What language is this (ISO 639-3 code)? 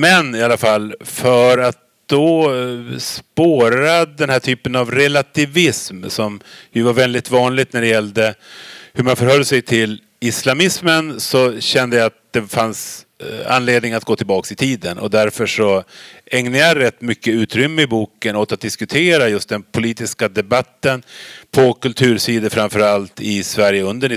swe